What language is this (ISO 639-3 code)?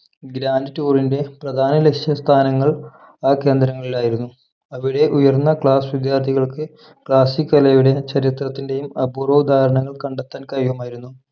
mal